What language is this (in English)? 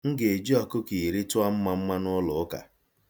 Igbo